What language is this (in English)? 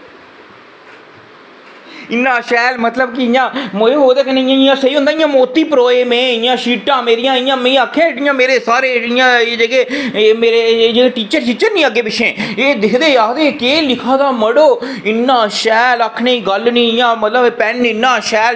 Dogri